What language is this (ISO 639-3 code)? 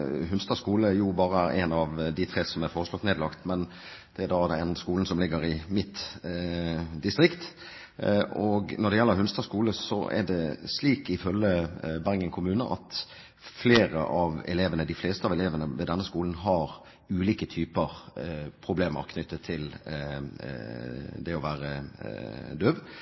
nob